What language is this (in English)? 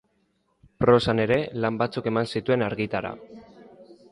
Basque